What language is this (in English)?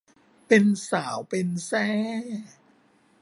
Thai